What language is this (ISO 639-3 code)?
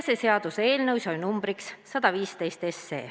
est